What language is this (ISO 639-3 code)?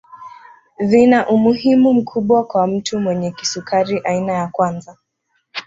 swa